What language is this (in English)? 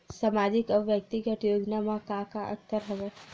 Chhattisgarhi